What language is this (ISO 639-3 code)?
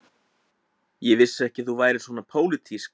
isl